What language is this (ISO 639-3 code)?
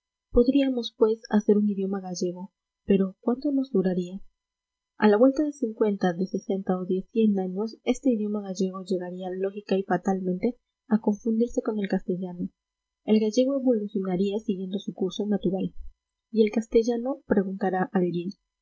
spa